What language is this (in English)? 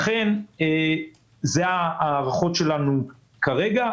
Hebrew